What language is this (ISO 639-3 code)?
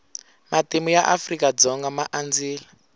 tso